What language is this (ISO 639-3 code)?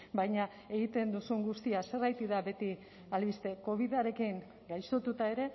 eus